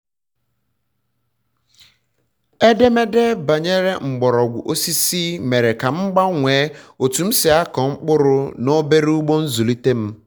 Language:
Igbo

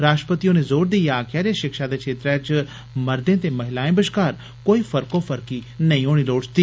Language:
Dogri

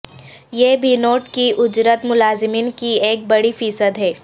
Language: Urdu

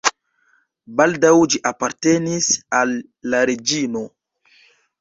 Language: Esperanto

